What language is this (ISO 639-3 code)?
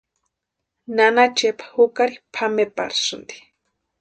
pua